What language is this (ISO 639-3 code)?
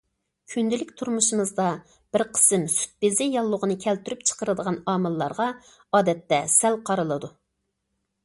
uig